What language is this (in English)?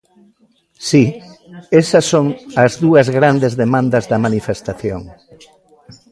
Galician